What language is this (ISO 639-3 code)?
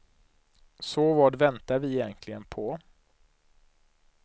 swe